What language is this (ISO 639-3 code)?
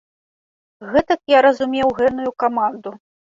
bel